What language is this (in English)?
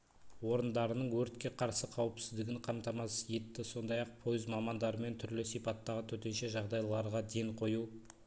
Kazakh